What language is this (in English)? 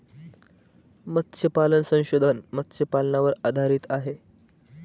Marathi